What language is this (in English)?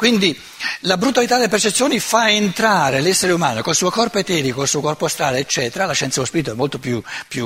Italian